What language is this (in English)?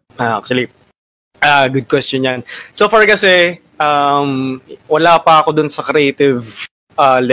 Filipino